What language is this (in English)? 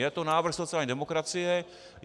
Czech